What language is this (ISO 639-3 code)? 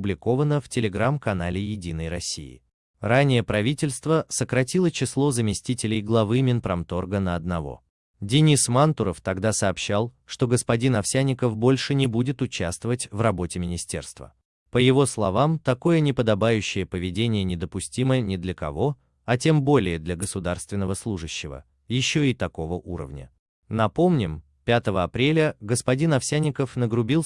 rus